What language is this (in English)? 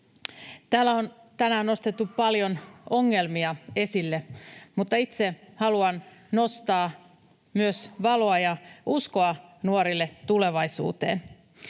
Finnish